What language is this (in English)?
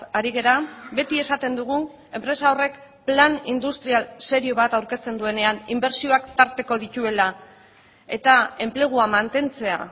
Basque